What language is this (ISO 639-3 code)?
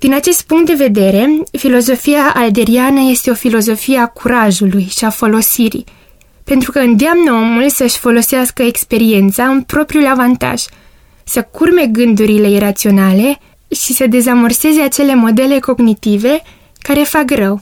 ron